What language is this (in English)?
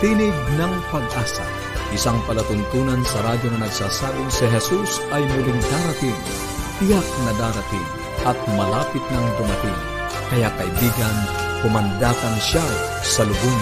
Filipino